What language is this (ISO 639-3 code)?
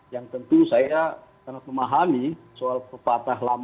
ind